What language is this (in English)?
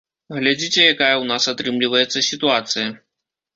Belarusian